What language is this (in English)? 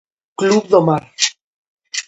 Galician